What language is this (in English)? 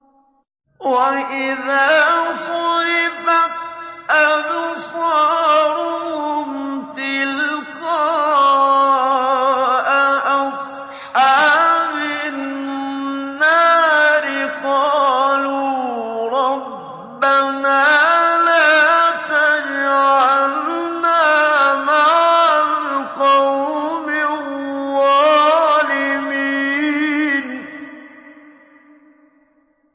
Arabic